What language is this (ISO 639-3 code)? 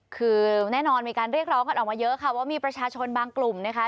tha